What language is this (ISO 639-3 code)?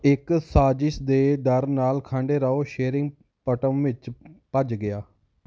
pan